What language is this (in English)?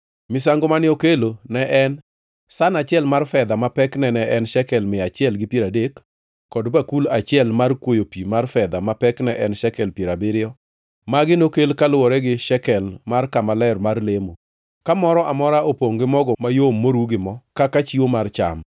Luo (Kenya and Tanzania)